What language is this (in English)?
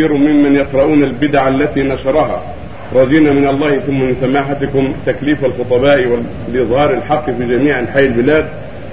Arabic